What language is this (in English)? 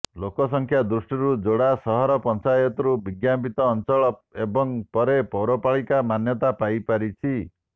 Odia